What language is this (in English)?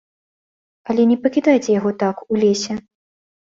Belarusian